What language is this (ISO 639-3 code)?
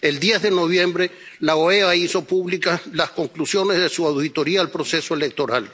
spa